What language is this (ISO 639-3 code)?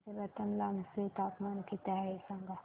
mar